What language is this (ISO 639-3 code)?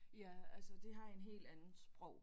dan